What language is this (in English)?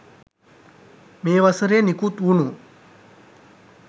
Sinhala